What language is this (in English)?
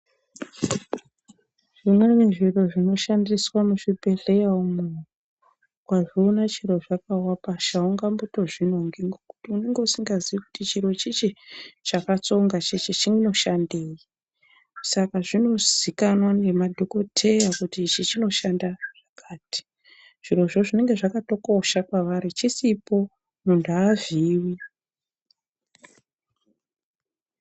Ndau